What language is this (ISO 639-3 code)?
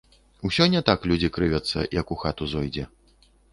bel